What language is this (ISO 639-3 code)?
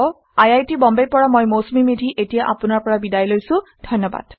asm